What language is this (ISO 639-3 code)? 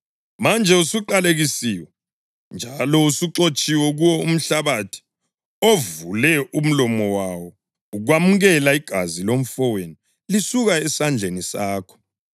nde